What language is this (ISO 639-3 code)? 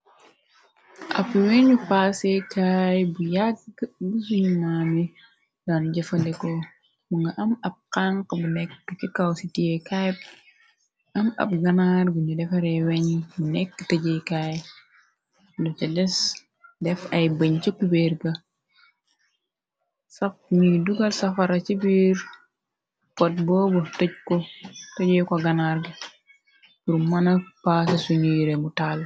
wol